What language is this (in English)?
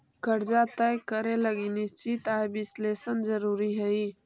Magahi